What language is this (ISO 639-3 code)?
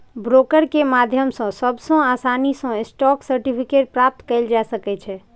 mai